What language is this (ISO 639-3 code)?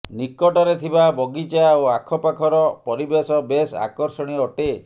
ori